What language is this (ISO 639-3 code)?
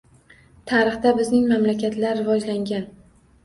uzb